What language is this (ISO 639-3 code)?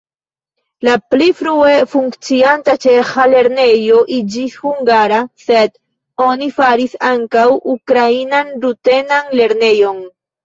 epo